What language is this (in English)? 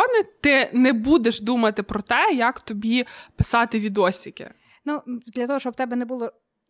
Ukrainian